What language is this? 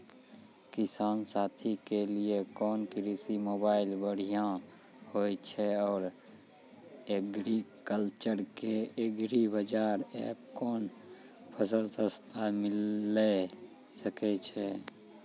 Maithili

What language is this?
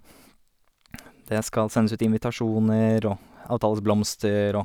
Norwegian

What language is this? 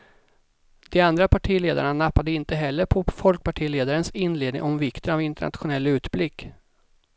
Swedish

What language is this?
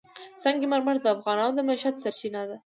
Pashto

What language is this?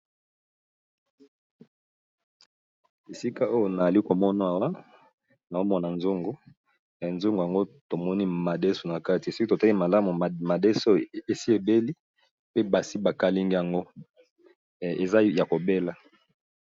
Lingala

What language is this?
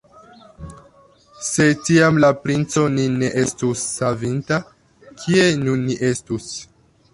Esperanto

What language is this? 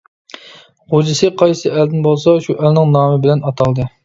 Uyghur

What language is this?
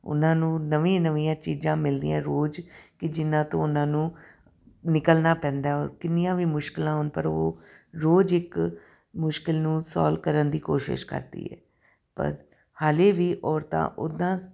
Punjabi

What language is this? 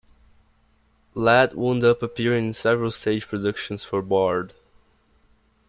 English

